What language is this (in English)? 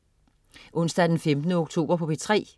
Danish